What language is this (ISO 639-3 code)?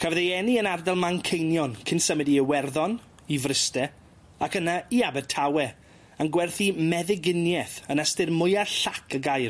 cym